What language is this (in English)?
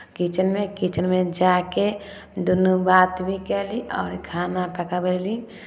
Maithili